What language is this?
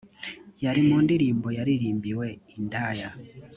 Kinyarwanda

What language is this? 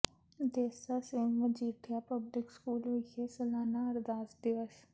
Punjabi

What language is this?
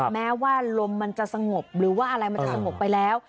Thai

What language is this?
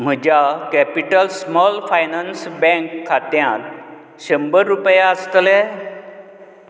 Konkani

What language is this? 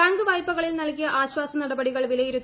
Malayalam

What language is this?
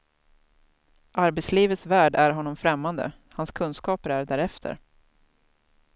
Swedish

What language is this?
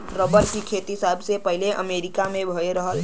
Bhojpuri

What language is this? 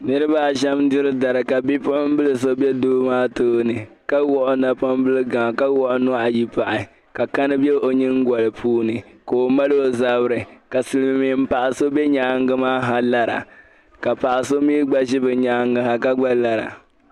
Dagbani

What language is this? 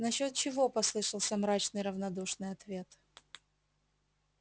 Russian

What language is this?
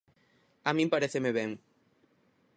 Galician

